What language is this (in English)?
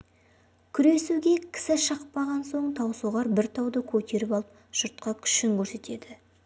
Kazakh